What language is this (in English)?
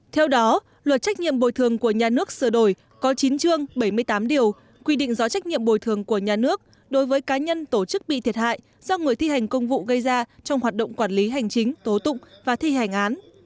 Vietnamese